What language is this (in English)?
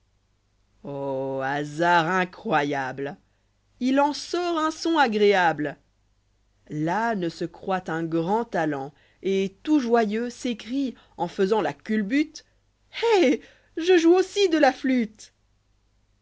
French